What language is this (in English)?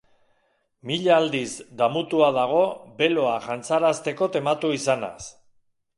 Basque